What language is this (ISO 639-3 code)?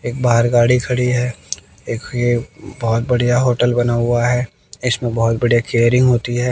hin